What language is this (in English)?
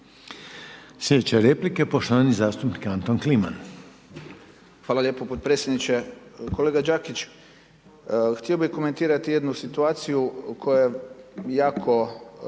Croatian